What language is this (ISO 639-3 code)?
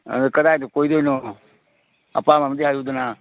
mni